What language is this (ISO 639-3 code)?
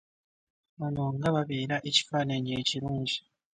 lug